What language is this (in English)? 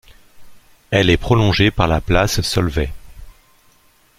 French